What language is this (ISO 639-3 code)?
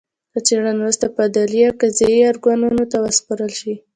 pus